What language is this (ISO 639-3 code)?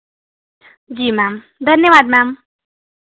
hin